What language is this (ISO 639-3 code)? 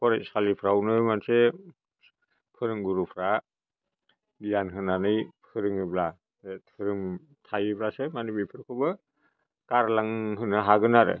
brx